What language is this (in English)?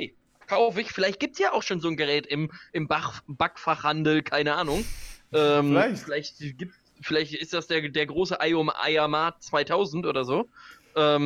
German